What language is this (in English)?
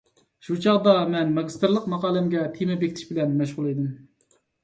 Uyghur